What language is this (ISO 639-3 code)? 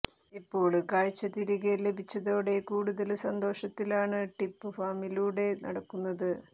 mal